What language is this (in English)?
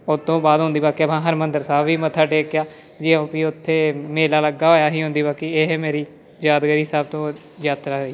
Punjabi